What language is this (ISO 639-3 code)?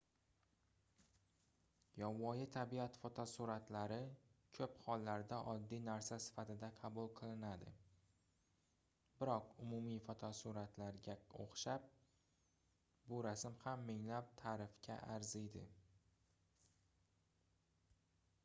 uzb